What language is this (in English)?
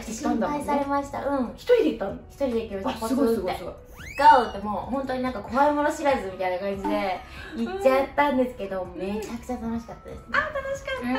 Japanese